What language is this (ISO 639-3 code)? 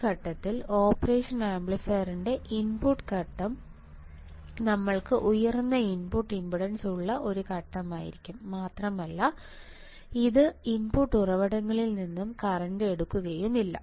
mal